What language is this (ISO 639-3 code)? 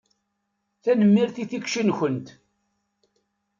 kab